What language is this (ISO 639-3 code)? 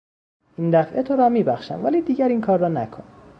fas